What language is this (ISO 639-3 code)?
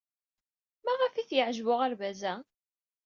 kab